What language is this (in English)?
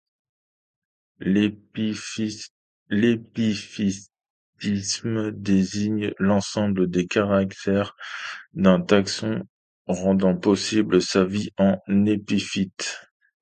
French